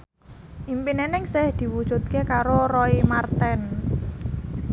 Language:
Javanese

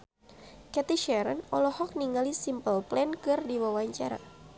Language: Sundanese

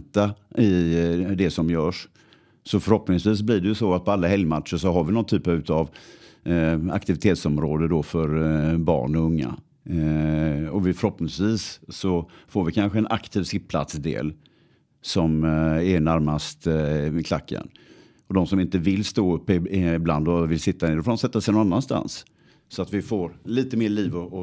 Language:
Swedish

